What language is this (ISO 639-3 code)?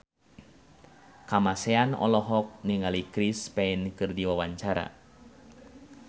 sun